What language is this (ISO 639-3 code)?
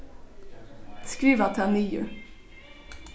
fao